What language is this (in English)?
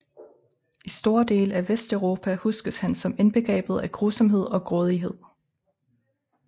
Danish